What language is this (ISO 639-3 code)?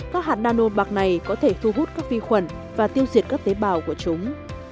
vie